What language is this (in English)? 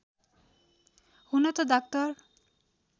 Nepali